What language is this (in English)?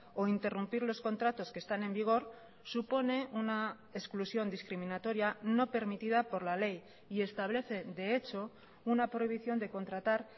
Spanish